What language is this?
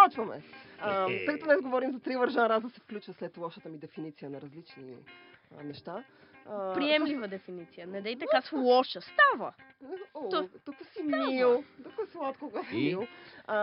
Bulgarian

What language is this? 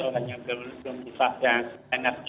Indonesian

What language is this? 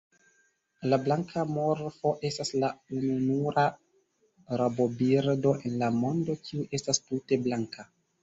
Esperanto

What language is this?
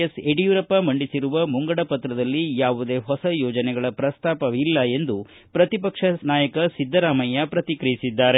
Kannada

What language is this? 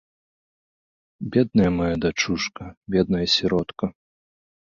Belarusian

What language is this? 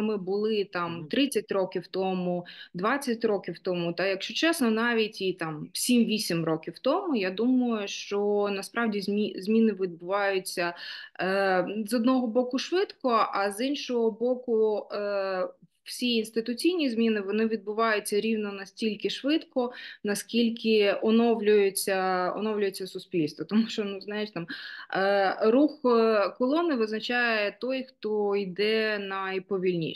Ukrainian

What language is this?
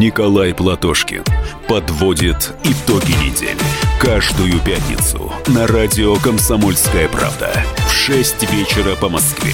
Russian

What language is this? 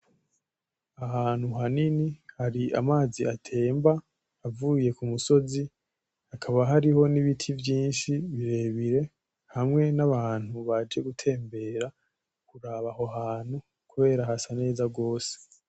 Rundi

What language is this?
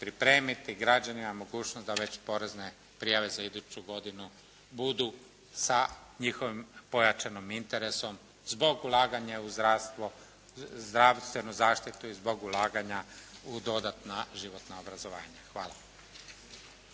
Croatian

